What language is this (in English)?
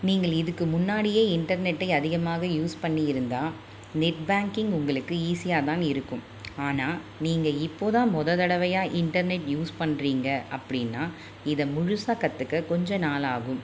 Tamil